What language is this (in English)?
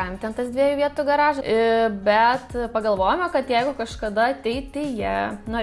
Lithuanian